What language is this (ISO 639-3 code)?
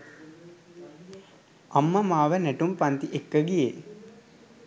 sin